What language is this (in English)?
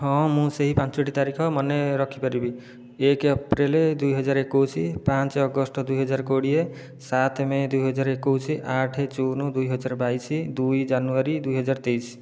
Odia